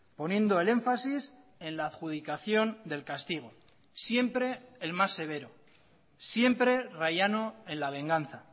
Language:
Spanish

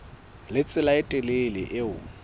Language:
Southern Sotho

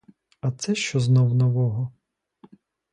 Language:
Ukrainian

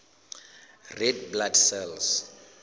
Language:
Southern Sotho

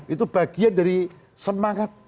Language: Indonesian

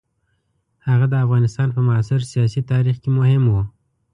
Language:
Pashto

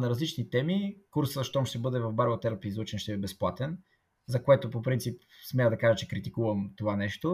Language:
Bulgarian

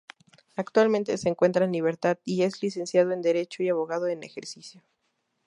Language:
Spanish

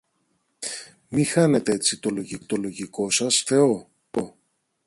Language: Greek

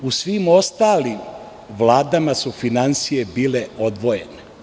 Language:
Serbian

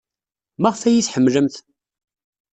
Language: Kabyle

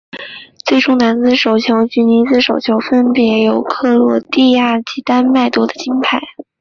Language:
Chinese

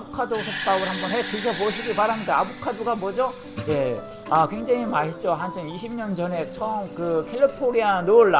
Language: Korean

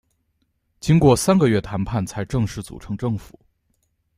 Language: Chinese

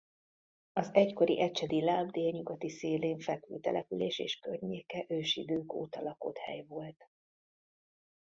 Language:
Hungarian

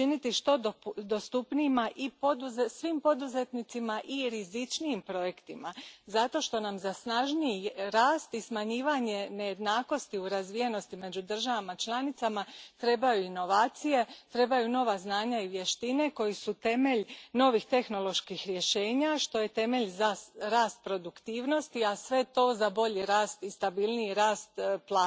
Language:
Croatian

